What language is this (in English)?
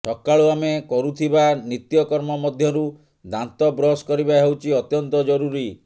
Odia